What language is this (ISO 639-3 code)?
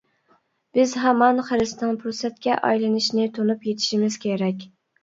uig